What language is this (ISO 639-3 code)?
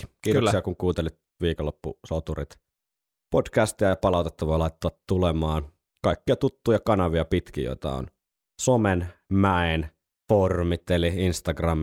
fin